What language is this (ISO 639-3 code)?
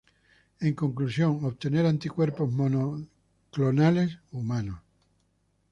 spa